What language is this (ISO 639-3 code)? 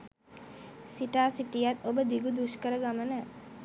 sin